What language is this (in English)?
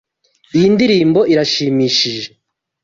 Kinyarwanda